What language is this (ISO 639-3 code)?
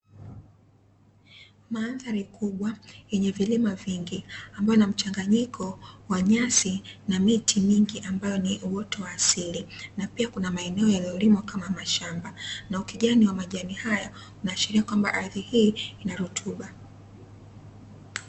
swa